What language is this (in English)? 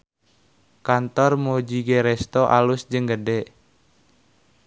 Sundanese